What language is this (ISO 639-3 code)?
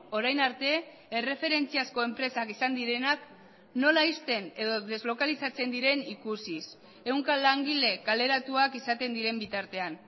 eus